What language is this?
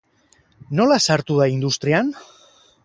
Basque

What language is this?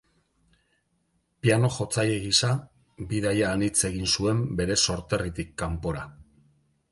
Basque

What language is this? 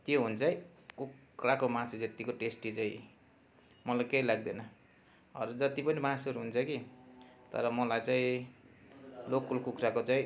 Nepali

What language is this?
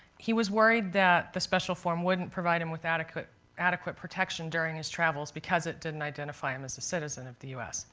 English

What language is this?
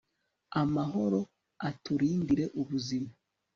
Kinyarwanda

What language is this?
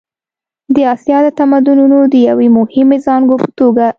Pashto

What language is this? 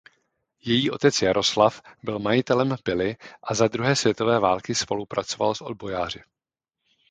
Czech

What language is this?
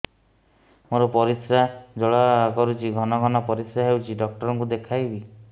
Odia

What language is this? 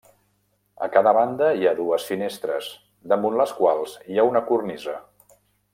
Catalan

